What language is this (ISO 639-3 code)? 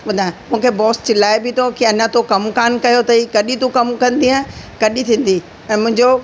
snd